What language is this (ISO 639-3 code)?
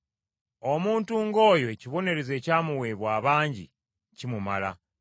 lug